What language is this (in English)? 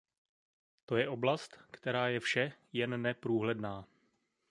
Czech